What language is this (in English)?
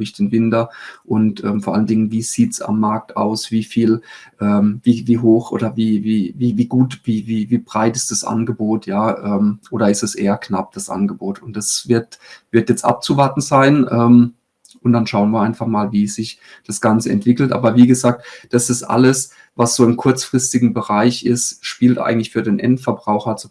German